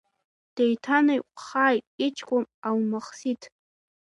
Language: Abkhazian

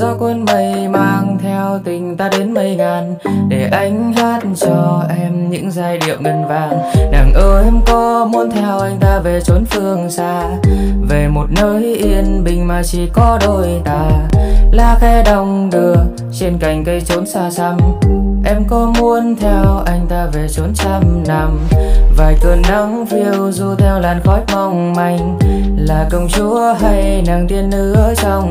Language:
Vietnamese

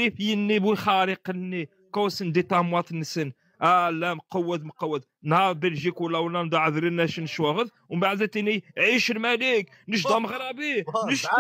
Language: Arabic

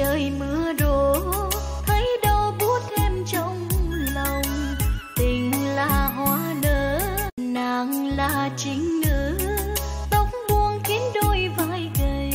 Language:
Vietnamese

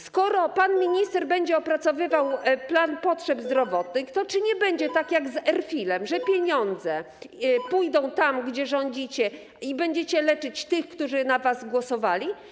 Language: Polish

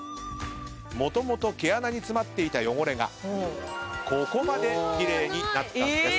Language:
Japanese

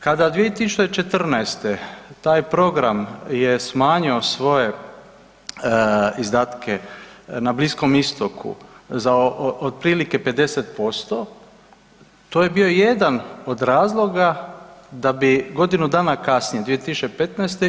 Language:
Croatian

